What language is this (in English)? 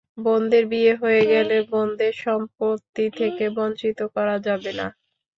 Bangla